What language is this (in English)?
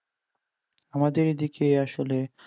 Bangla